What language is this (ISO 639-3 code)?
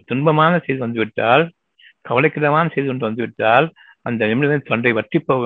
tam